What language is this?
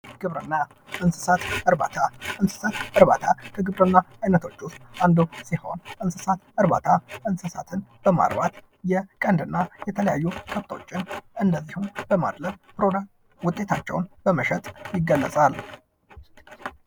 Amharic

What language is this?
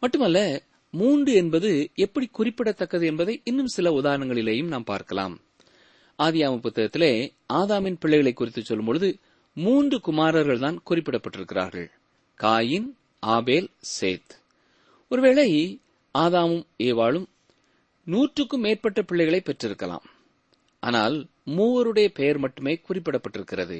Tamil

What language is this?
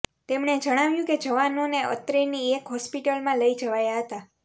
Gujarati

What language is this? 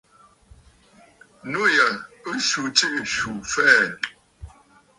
Bafut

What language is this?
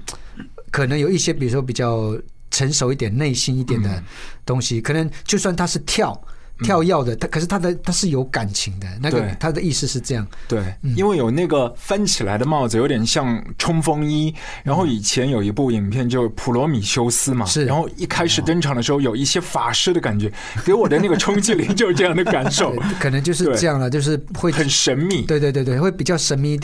Chinese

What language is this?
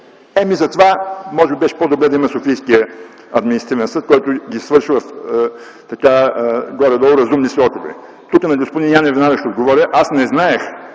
Bulgarian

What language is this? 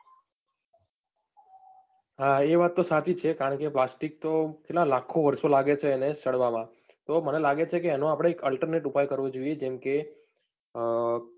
Gujarati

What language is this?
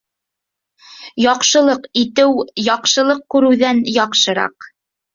Bashkir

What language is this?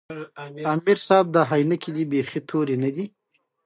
Pashto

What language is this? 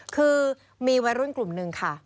Thai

